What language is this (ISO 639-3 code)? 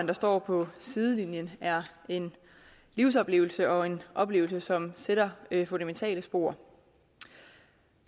dan